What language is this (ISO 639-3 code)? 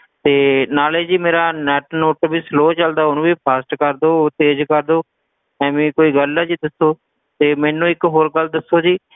pan